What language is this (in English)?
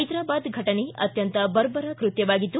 Kannada